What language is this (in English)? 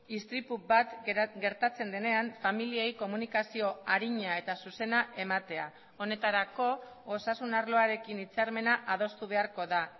Basque